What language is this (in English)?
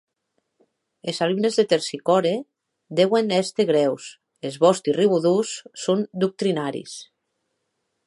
Occitan